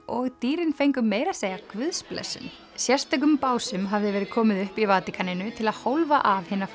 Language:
Icelandic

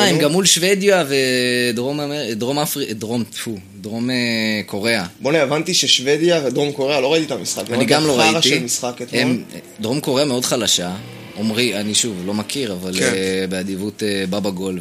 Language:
Hebrew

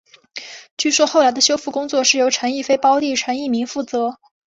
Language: Chinese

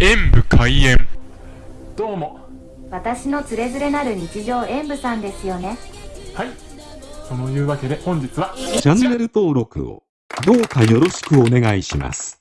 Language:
Japanese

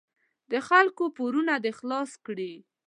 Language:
Pashto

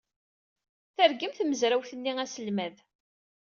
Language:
Kabyle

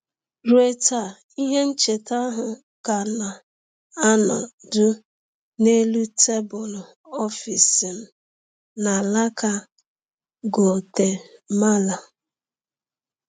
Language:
Igbo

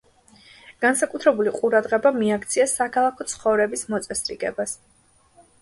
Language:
Georgian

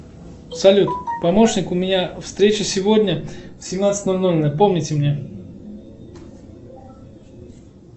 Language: Russian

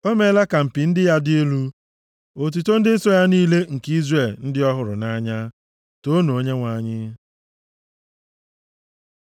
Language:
Igbo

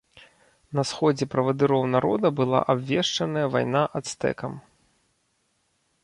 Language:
Belarusian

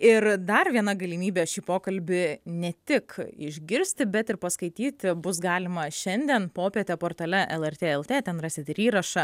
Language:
Lithuanian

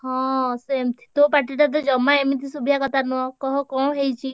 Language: Odia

